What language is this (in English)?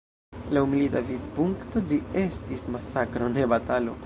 Esperanto